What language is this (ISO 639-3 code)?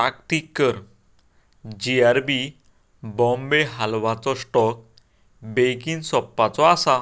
kok